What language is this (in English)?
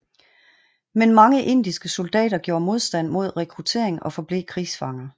Danish